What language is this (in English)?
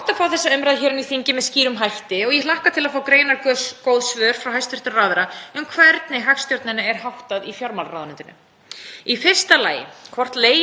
Icelandic